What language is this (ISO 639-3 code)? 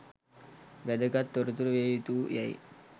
sin